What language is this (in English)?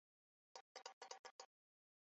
Chinese